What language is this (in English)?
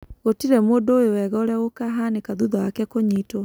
Kikuyu